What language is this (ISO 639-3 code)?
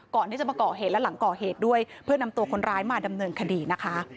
tha